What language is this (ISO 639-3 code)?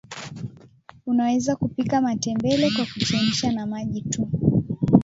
swa